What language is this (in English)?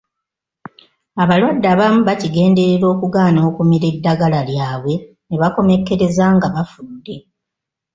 Ganda